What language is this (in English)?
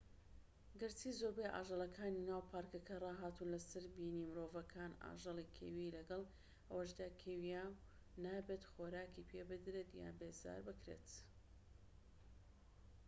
Central Kurdish